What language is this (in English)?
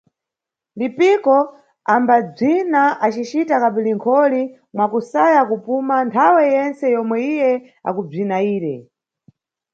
Nyungwe